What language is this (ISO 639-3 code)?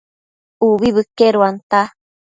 mcf